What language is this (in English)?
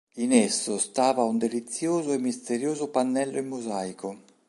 Italian